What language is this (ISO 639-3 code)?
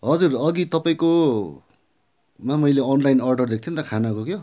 nep